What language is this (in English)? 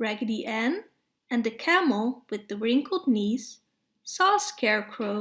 English